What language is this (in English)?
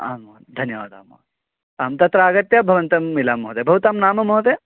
Sanskrit